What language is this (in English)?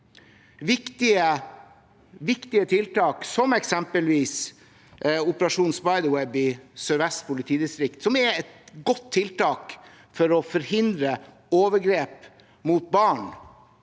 Norwegian